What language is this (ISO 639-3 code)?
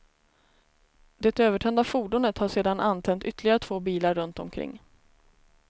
swe